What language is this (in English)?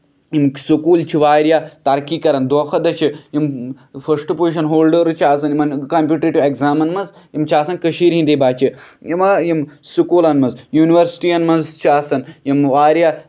Kashmiri